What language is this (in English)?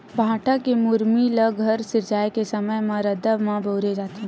Chhattisgarhi